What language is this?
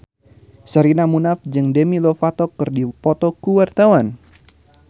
Sundanese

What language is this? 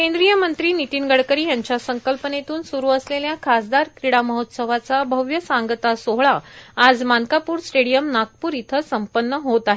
Marathi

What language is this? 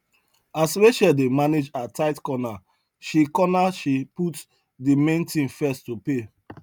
Nigerian Pidgin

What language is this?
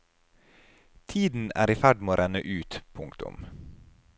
Norwegian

